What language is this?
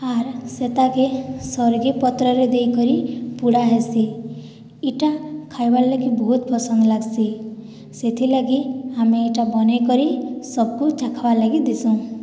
Odia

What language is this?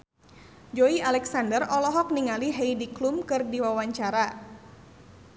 Sundanese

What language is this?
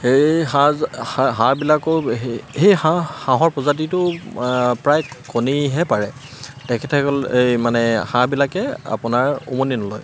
Assamese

